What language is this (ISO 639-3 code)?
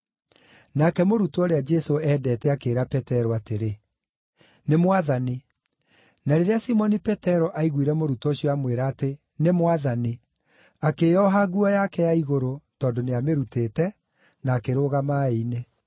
kik